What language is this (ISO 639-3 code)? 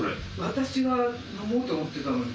jpn